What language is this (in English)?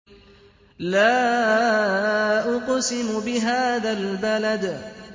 Arabic